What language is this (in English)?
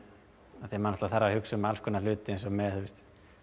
Icelandic